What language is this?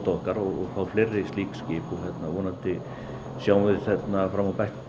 Icelandic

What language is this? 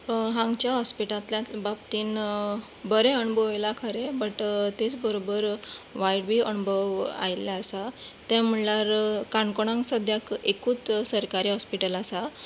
Konkani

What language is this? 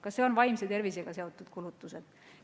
Estonian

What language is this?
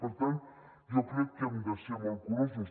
Catalan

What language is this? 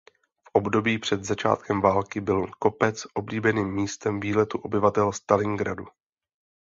Czech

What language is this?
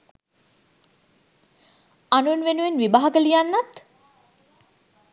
Sinhala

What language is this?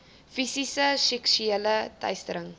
Afrikaans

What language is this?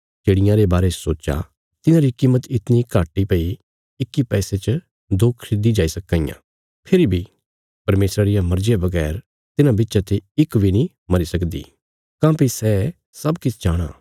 Bilaspuri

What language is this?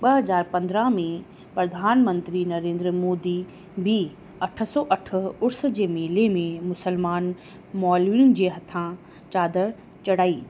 Sindhi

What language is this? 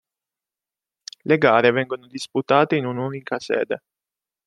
Italian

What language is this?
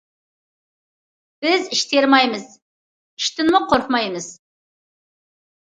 Uyghur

